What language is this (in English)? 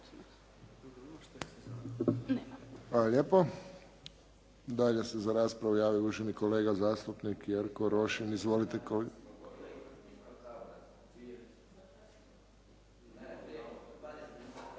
Croatian